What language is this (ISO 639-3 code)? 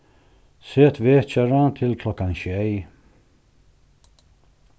fao